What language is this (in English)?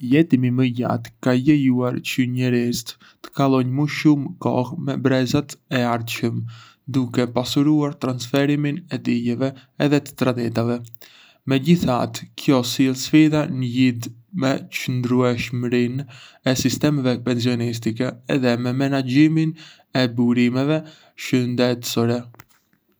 Arbëreshë Albanian